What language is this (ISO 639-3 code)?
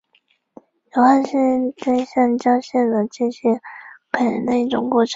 zho